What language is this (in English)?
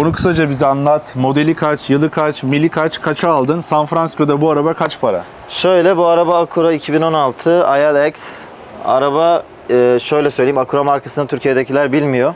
Turkish